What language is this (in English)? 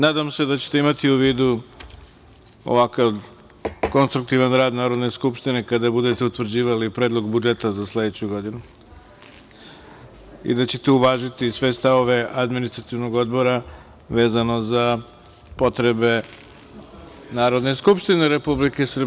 Serbian